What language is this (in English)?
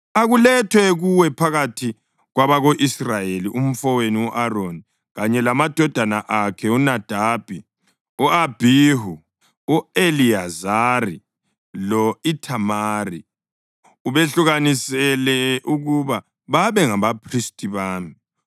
North Ndebele